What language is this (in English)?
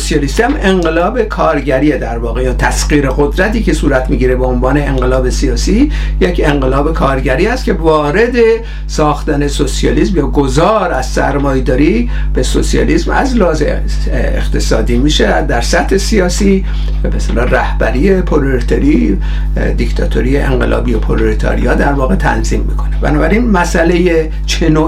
Persian